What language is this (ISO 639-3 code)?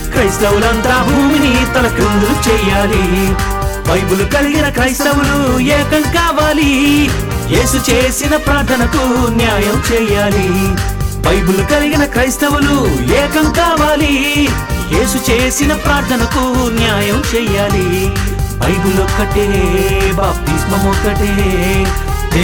tel